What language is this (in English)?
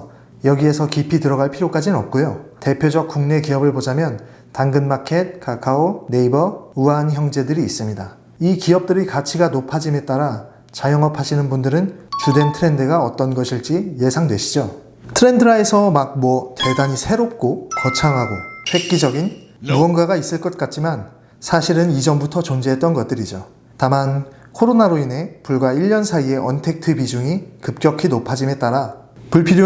Korean